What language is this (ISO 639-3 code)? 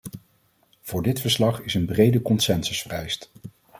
nld